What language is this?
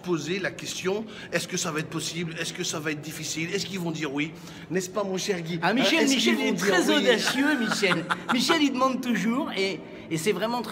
French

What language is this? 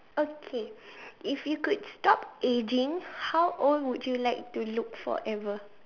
English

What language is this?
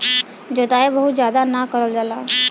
Bhojpuri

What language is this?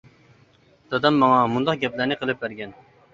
Uyghur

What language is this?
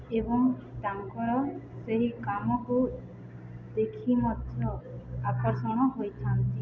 Odia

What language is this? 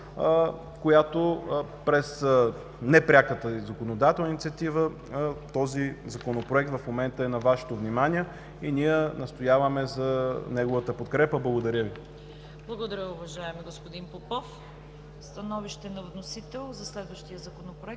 Bulgarian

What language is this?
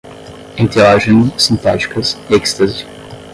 Portuguese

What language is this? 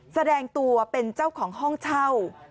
Thai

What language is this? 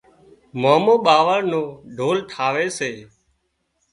Wadiyara Koli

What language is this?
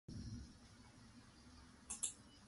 Japanese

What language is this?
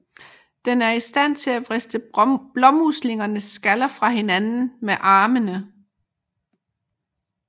Danish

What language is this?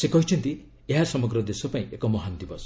Odia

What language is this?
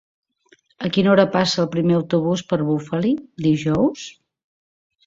Catalan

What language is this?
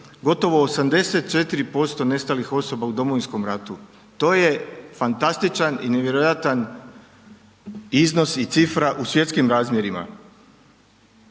Croatian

